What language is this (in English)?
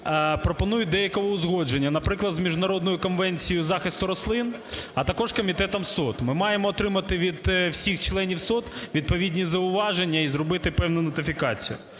Ukrainian